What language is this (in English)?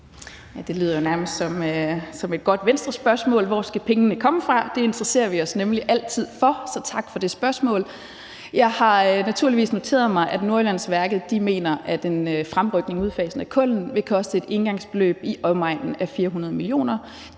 Danish